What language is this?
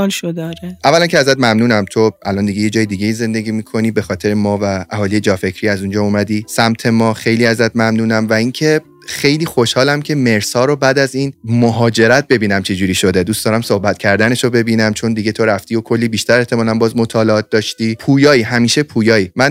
Persian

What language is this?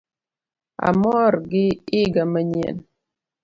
Luo (Kenya and Tanzania)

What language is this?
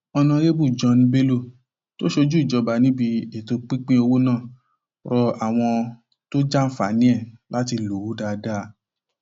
Yoruba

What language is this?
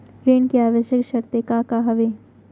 Chhattisgarhi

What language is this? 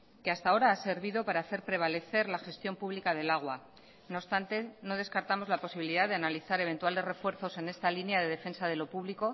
Spanish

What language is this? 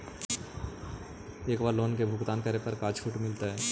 Magahi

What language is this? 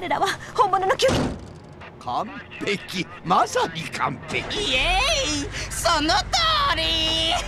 Japanese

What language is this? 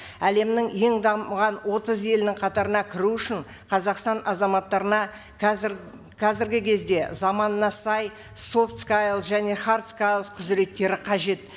Kazakh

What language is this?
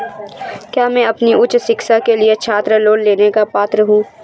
Hindi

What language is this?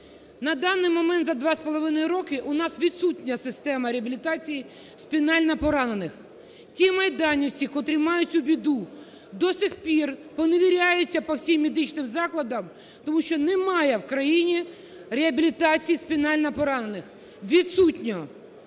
Ukrainian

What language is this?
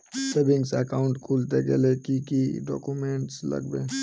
Bangla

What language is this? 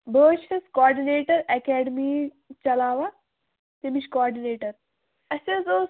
Kashmiri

